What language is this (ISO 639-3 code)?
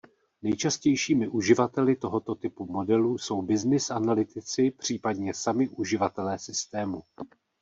ces